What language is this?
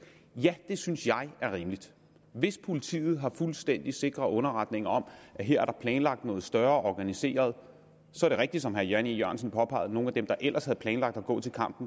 Danish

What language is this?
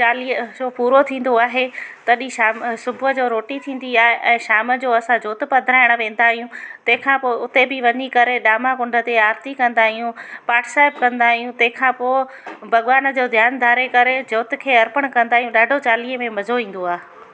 Sindhi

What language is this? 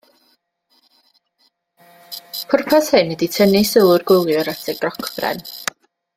Welsh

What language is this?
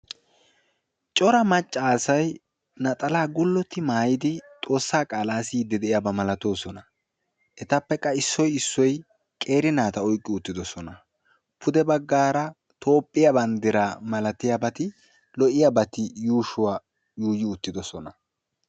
Wolaytta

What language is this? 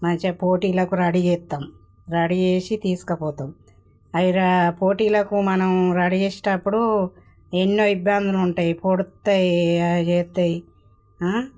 Telugu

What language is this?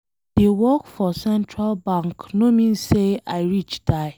Nigerian Pidgin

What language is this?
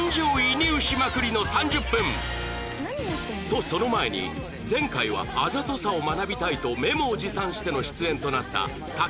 Japanese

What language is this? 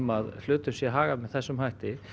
Icelandic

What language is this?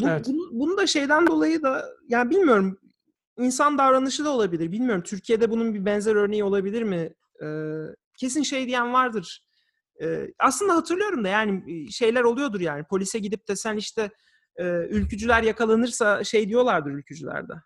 Turkish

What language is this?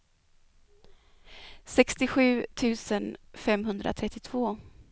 Swedish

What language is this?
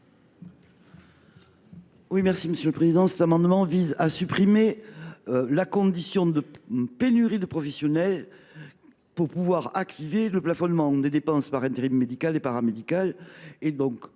French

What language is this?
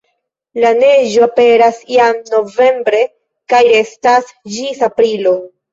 Esperanto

